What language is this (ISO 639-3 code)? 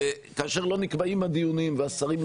heb